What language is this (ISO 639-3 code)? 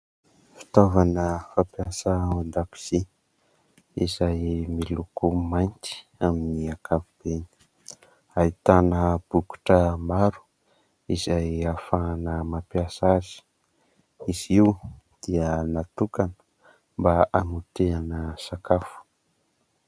mlg